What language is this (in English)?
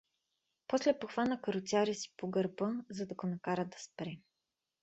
Bulgarian